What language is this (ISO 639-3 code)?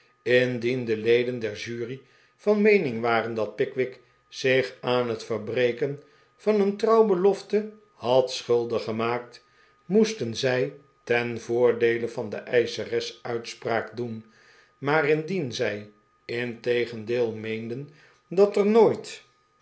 nld